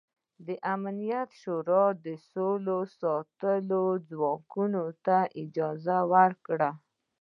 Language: Pashto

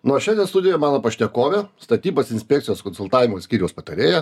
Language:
Lithuanian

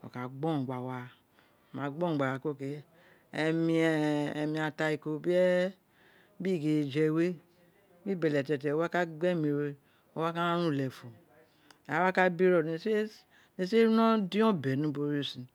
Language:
Isekiri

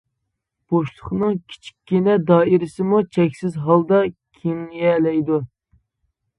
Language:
Uyghur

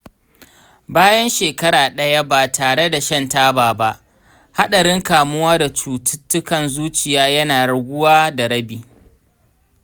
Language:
Hausa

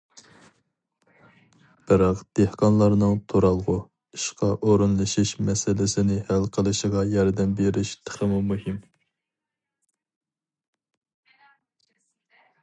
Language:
Uyghur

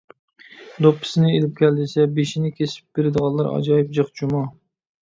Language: Uyghur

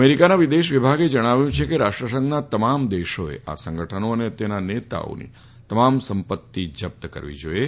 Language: Gujarati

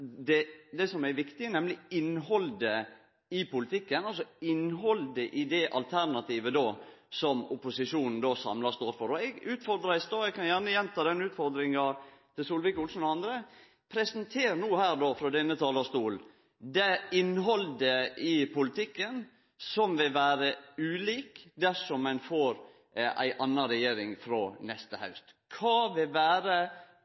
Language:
Norwegian Nynorsk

